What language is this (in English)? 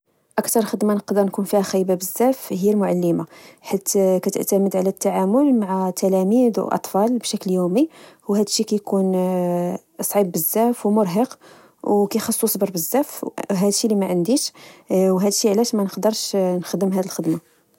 Moroccan Arabic